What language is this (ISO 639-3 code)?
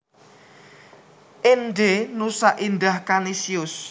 jav